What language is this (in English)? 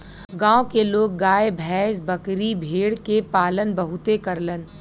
Bhojpuri